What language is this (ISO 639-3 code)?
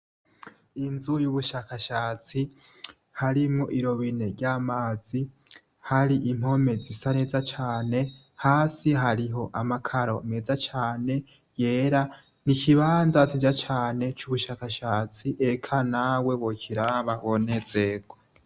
run